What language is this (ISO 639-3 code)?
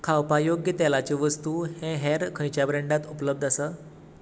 kok